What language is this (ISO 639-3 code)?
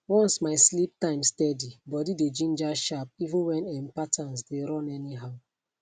pcm